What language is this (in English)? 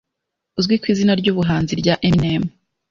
Kinyarwanda